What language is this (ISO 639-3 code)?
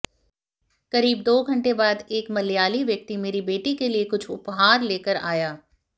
hin